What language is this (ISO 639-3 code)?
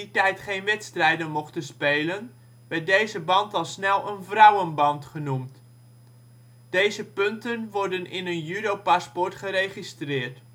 nld